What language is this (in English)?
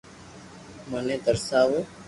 Loarki